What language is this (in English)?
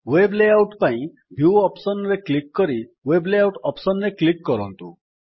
Odia